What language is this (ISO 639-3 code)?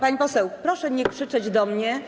pol